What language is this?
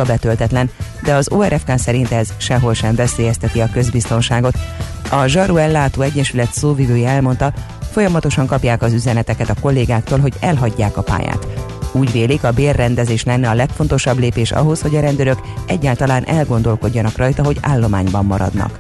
Hungarian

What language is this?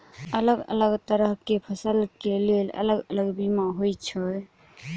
Maithili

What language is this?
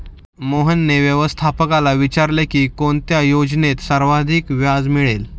Marathi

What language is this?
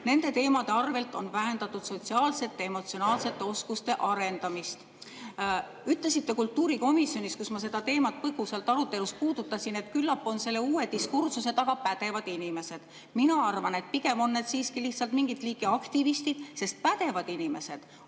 Estonian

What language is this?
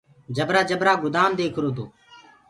Gurgula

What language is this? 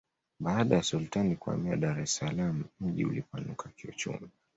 Swahili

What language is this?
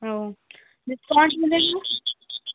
Urdu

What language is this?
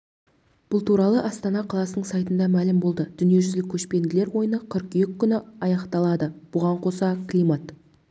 Kazakh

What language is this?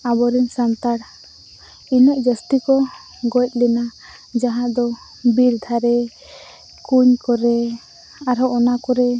Santali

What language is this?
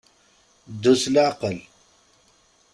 Kabyle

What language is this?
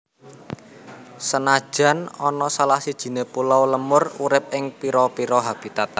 Javanese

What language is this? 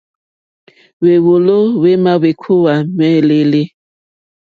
Mokpwe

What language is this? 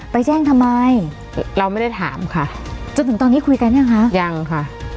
Thai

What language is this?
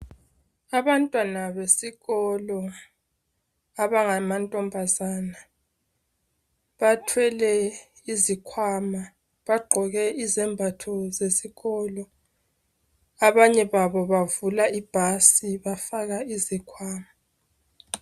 North Ndebele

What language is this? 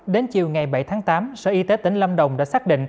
Vietnamese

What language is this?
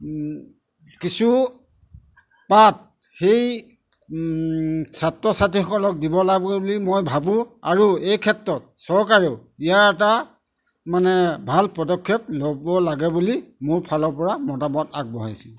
Assamese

